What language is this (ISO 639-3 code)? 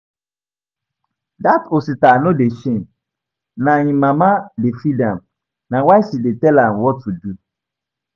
pcm